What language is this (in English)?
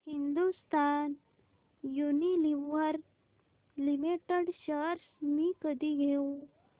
Marathi